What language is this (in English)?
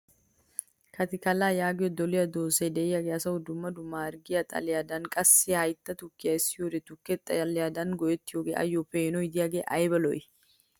Wolaytta